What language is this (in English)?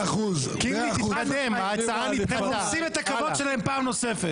Hebrew